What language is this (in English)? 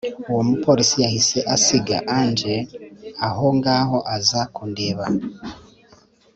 Kinyarwanda